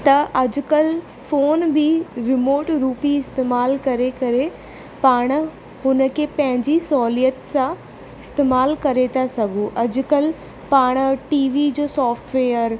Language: Sindhi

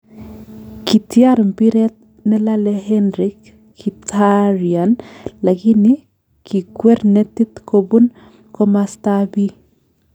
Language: Kalenjin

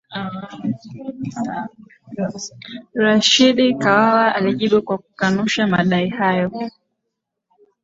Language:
Swahili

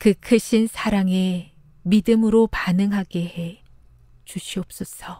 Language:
Korean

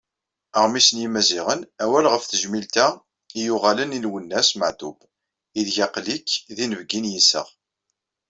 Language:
Kabyle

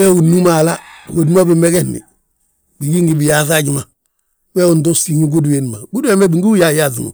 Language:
Balanta-Ganja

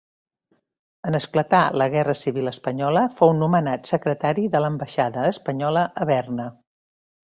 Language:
Catalan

